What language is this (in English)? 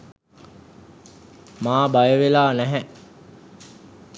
Sinhala